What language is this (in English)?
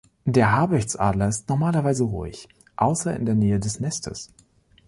German